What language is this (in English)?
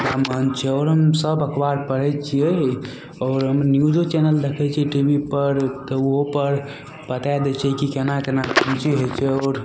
Maithili